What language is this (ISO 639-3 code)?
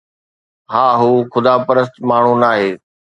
snd